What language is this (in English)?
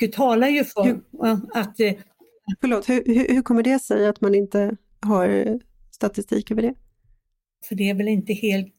Swedish